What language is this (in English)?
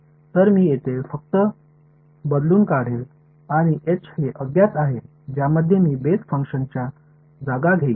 Marathi